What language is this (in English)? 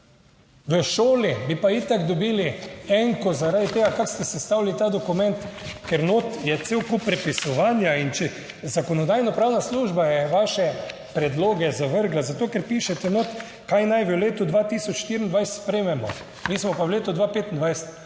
Slovenian